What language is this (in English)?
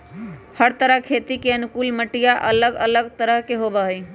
Magahi